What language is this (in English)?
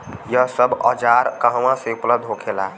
Bhojpuri